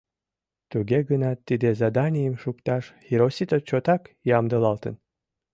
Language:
Mari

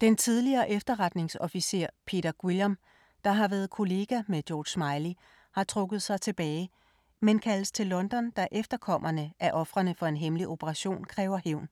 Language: Danish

